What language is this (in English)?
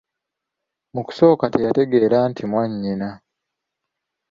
Ganda